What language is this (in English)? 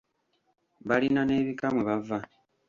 Ganda